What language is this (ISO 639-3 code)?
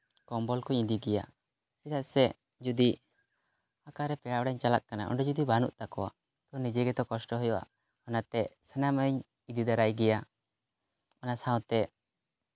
sat